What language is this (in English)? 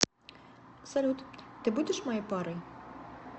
Russian